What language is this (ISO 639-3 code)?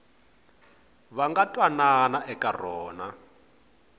tso